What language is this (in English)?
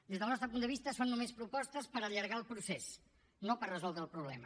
Catalan